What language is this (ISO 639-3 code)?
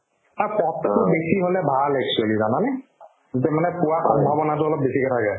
asm